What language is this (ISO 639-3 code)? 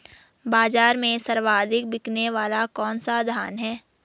hin